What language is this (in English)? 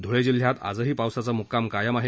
Marathi